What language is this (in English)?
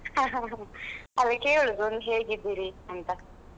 Kannada